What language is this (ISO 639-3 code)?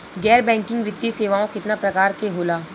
bho